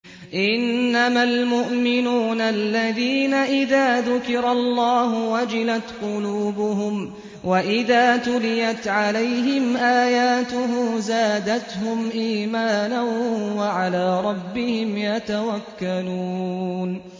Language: Arabic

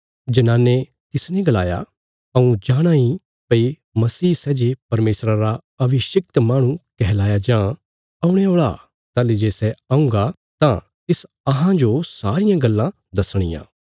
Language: Bilaspuri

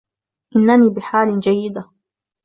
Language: Arabic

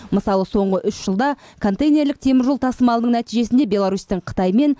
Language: Kazakh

